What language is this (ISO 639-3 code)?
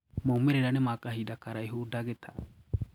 kik